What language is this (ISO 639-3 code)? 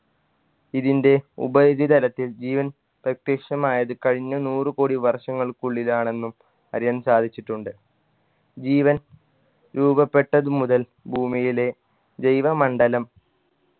mal